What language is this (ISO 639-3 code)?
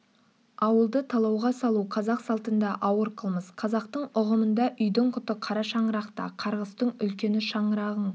kaz